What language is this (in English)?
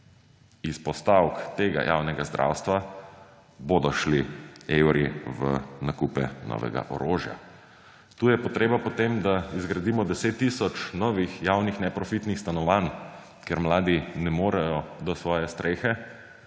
Slovenian